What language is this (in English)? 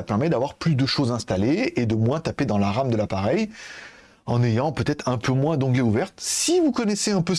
French